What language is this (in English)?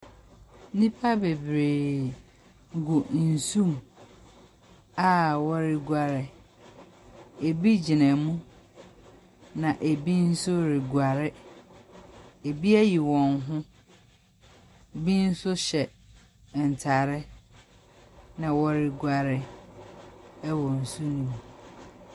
Akan